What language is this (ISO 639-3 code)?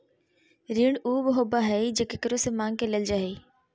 mag